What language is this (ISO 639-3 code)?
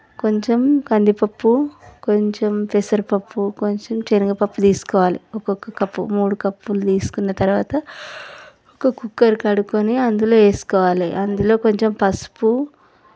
tel